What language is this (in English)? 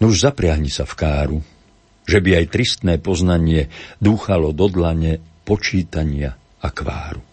Slovak